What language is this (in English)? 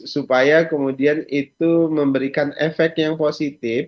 Indonesian